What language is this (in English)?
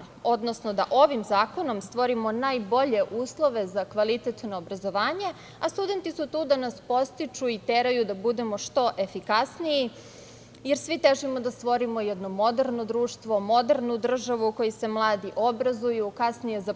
Serbian